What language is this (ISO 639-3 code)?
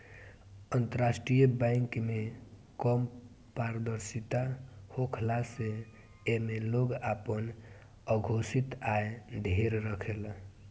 bho